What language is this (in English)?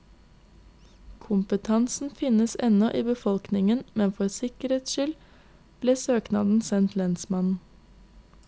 Norwegian